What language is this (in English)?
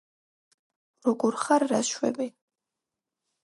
Georgian